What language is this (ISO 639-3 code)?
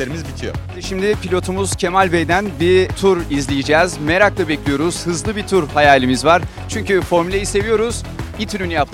tur